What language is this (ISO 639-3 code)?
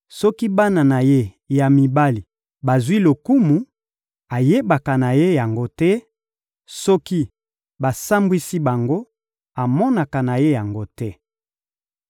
lin